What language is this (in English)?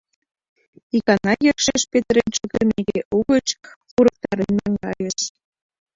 Mari